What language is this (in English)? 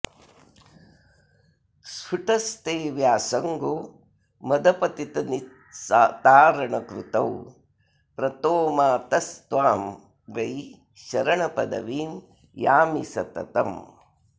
Sanskrit